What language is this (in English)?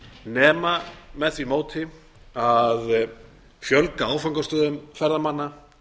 Icelandic